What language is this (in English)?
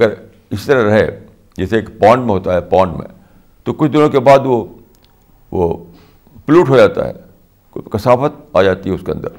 Urdu